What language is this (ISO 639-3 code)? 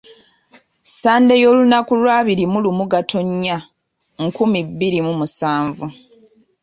lug